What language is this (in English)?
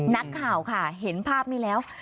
Thai